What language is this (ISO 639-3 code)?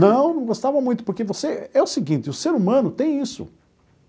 por